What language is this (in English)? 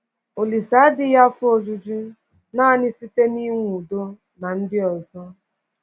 Igbo